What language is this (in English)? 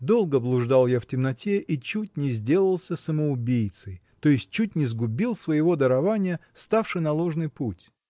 Russian